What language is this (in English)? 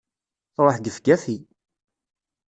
Kabyle